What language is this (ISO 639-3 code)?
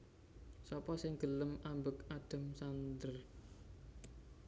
jav